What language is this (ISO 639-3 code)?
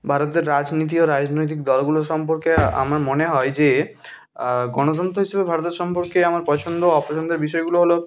ben